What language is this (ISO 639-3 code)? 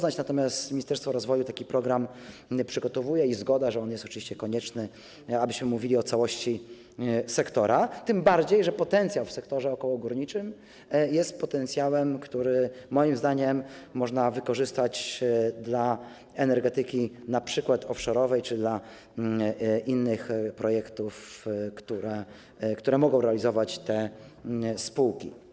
pol